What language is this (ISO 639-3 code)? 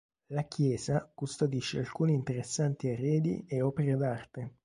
ita